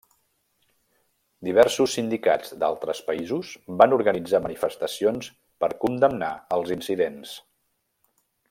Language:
Catalan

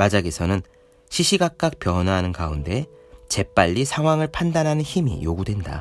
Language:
Korean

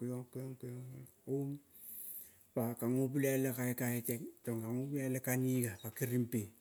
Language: Kol (Papua New Guinea)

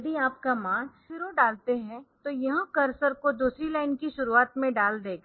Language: Hindi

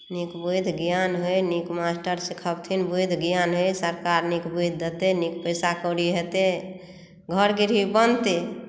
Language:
Maithili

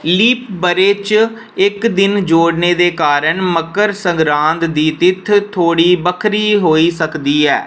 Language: Dogri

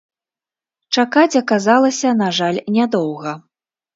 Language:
Belarusian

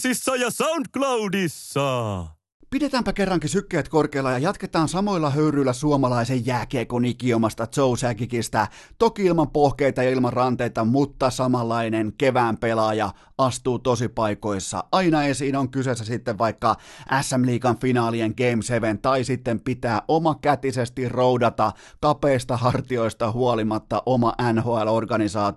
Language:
Finnish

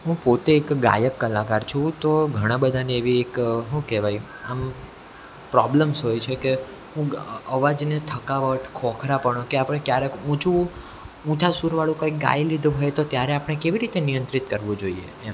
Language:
Gujarati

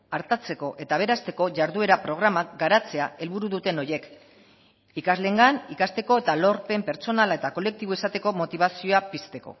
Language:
Basque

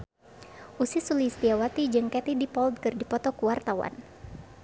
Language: Sundanese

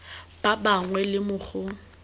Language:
Tswana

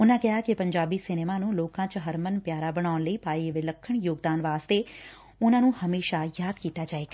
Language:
Punjabi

